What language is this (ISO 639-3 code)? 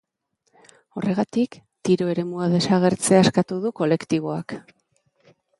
eus